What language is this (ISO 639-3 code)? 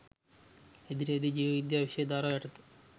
sin